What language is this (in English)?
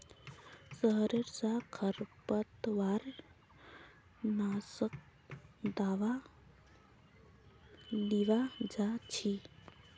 Magahi